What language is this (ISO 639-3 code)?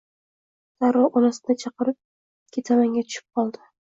uzb